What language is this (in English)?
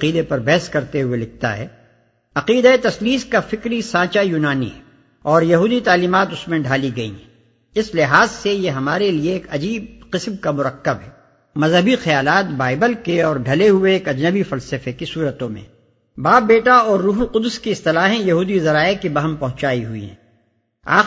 Urdu